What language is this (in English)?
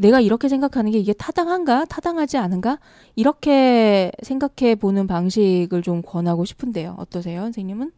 Korean